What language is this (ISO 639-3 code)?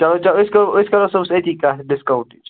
kas